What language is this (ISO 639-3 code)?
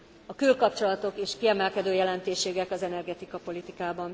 hun